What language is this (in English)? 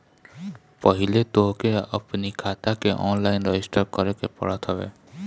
Bhojpuri